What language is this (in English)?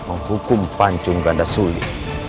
Indonesian